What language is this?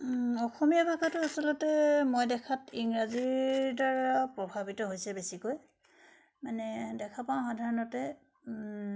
Assamese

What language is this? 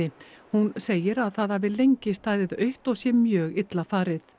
Icelandic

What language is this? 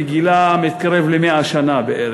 Hebrew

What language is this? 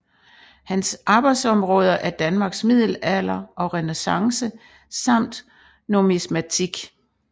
Danish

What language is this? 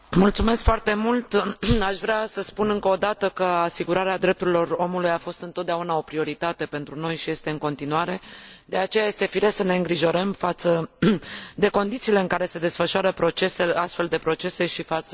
Romanian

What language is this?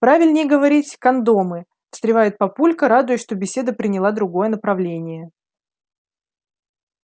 Russian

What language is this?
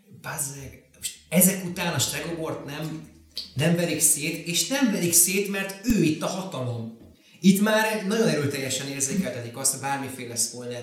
Hungarian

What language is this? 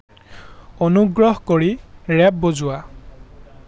Assamese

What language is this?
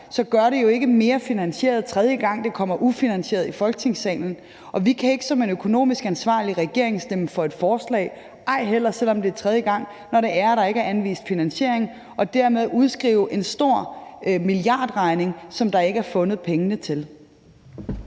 Danish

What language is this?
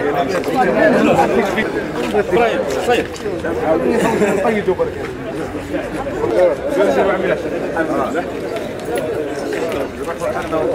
Arabic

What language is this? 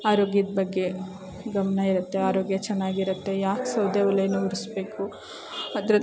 Kannada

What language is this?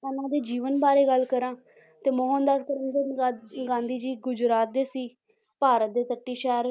Punjabi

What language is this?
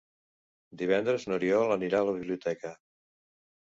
Catalan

